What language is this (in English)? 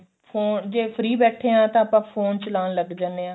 Punjabi